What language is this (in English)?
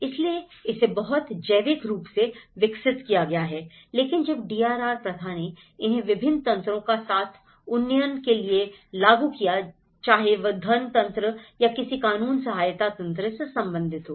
Hindi